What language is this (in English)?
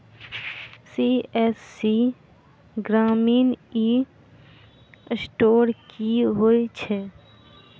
Maithili